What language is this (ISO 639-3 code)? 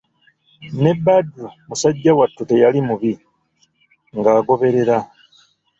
lug